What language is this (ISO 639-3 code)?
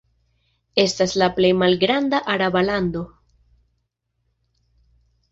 epo